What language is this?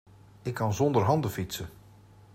Dutch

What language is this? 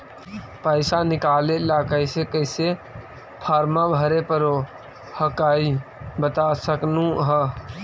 Magahi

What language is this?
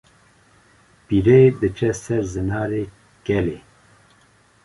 Kurdish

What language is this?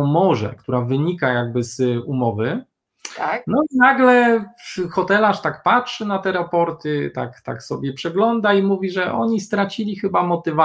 Polish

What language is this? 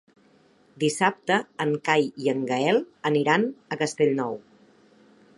Catalan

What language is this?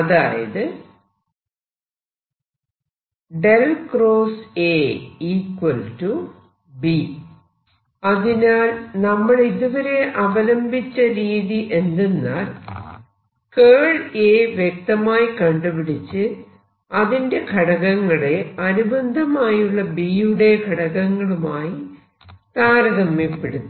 Malayalam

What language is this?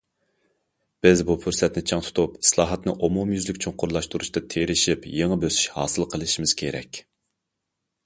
Uyghur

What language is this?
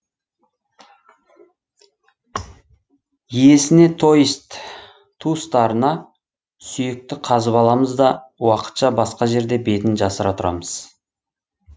Kazakh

